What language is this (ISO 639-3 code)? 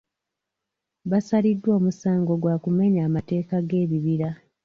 lug